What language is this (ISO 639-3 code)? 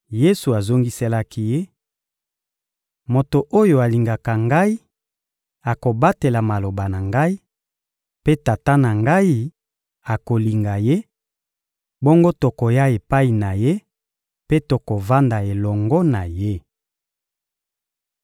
lin